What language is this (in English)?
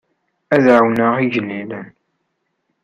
Kabyle